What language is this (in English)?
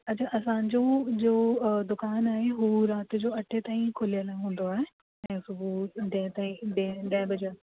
Sindhi